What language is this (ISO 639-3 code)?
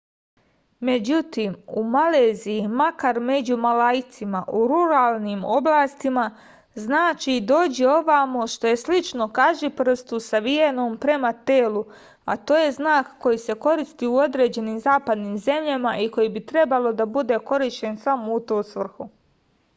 srp